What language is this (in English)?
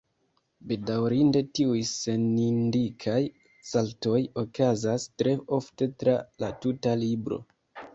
Esperanto